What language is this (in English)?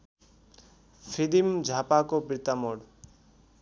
Nepali